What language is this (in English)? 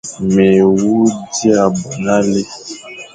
Fang